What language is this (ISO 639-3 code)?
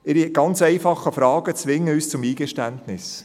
gsw